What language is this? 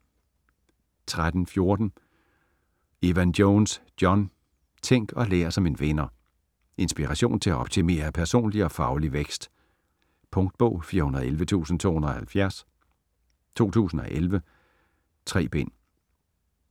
Danish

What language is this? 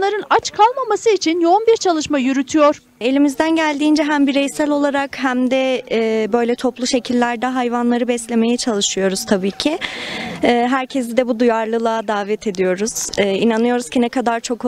Turkish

